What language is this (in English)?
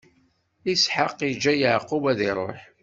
Kabyle